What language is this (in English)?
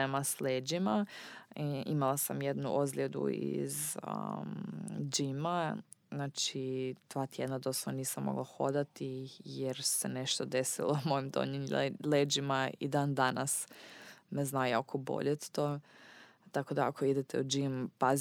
Croatian